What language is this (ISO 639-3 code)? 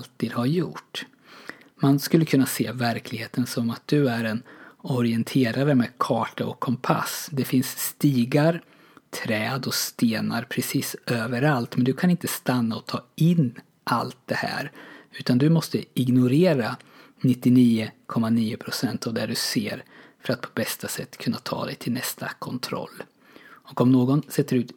swe